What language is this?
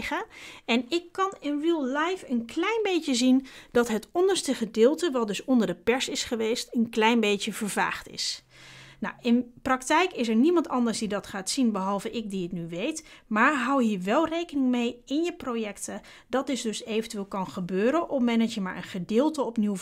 Dutch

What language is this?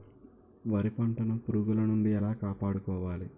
Telugu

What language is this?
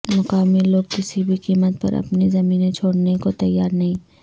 Urdu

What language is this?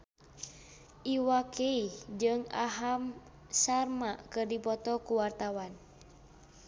Sundanese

